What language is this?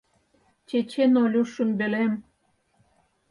Mari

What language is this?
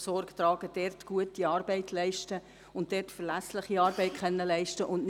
Swiss German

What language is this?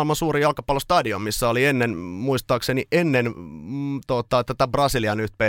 Finnish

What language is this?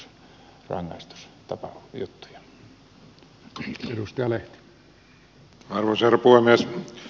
Finnish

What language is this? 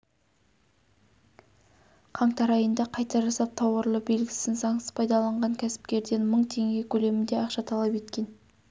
Kazakh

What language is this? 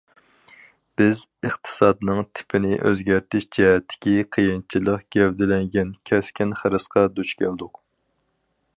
Uyghur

